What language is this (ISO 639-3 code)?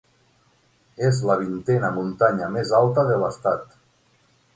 cat